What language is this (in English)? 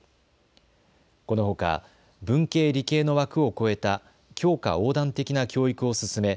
Japanese